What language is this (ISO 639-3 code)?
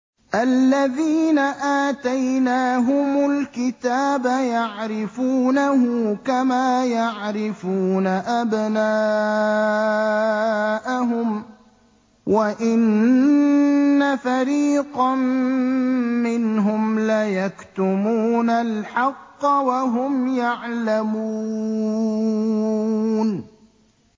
ara